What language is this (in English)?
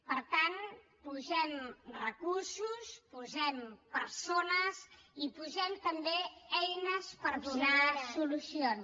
Catalan